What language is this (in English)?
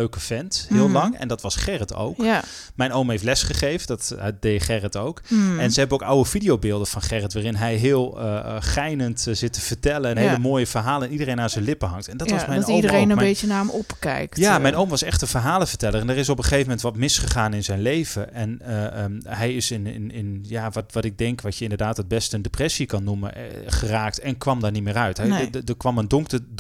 Dutch